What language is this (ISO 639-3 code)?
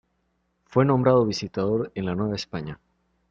spa